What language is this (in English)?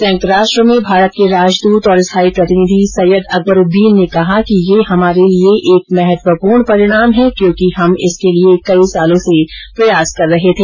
Hindi